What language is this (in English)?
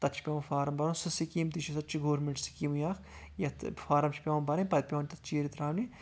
Kashmiri